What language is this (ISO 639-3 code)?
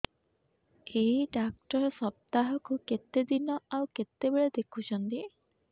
ori